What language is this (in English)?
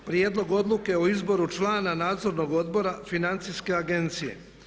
Croatian